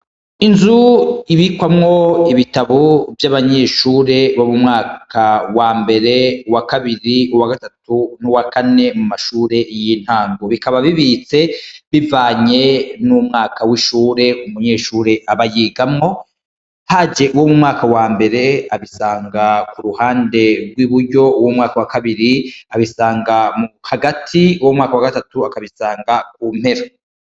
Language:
Rundi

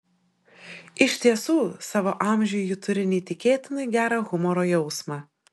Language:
Lithuanian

